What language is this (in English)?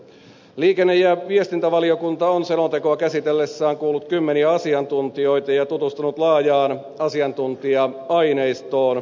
Finnish